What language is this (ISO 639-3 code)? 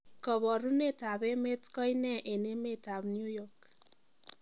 kln